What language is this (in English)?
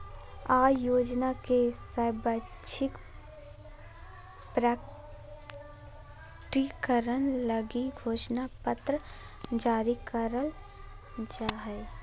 Magahi